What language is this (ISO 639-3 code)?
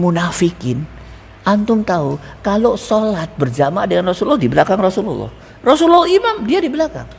ind